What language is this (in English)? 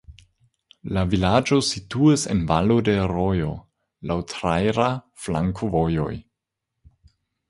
Esperanto